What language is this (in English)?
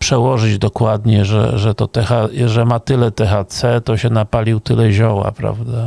Polish